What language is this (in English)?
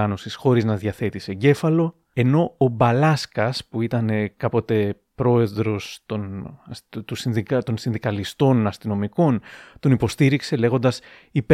Greek